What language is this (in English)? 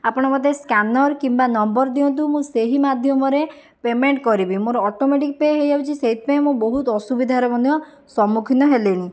Odia